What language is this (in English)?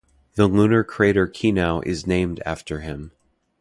English